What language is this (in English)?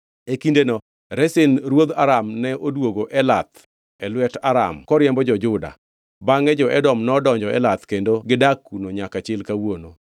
Luo (Kenya and Tanzania)